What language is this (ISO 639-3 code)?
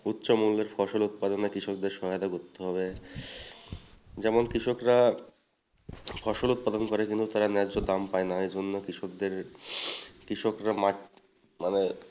ben